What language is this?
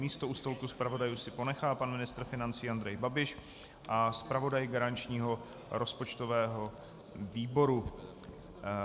Czech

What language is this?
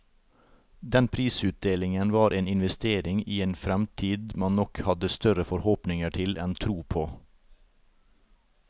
Norwegian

